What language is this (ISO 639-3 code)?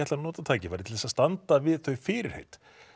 isl